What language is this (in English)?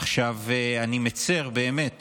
Hebrew